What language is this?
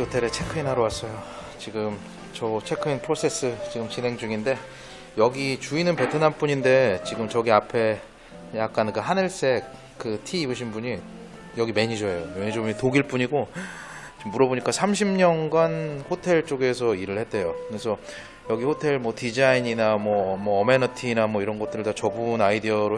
Korean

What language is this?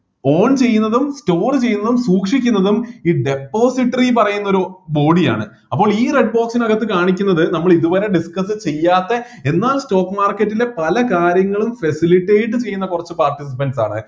Malayalam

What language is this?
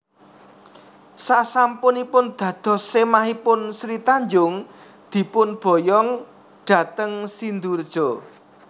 Javanese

